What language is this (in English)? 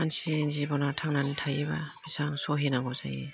Bodo